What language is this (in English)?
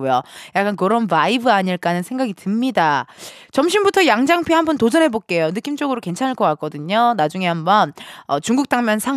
Korean